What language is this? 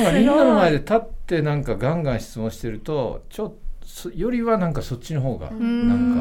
Japanese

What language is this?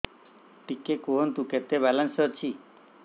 Odia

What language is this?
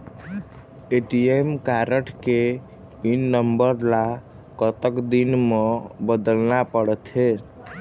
Chhattisgarhi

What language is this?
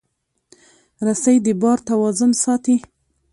Pashto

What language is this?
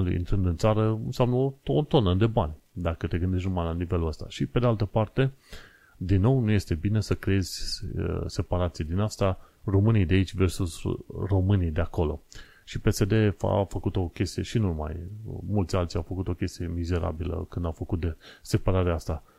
Romanian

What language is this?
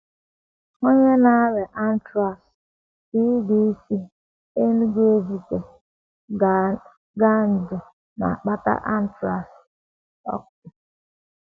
Igbo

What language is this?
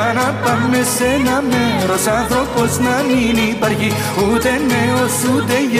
Greek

